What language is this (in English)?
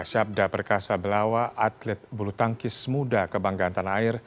Indonesian